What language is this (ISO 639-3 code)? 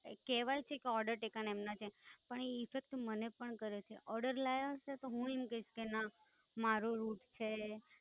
guj